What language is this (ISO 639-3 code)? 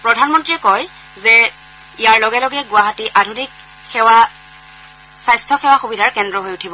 asm